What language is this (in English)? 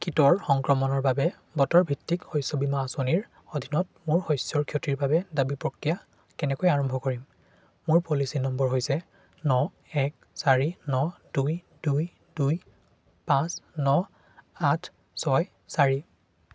Assamese